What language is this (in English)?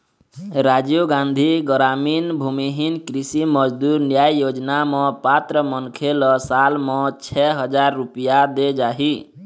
Chhattisgarhi